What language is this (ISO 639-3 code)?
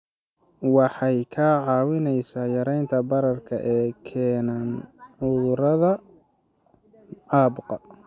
som